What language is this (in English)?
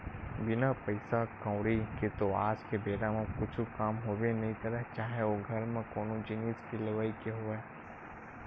Chhattisgarhi